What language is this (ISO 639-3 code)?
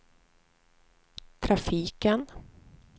swe